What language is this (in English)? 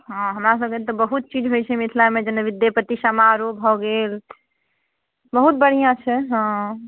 Maithili